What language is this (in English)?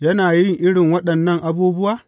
Hausa